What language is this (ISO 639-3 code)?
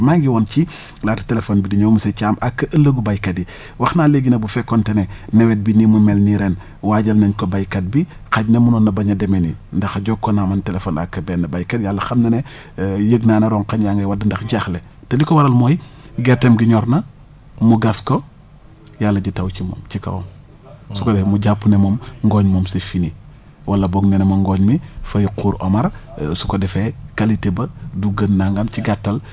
wol